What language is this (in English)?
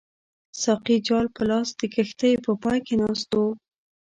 Pashto